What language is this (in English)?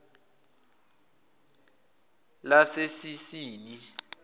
Zulu